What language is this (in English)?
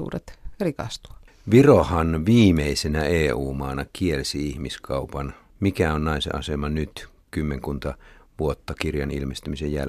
Finnish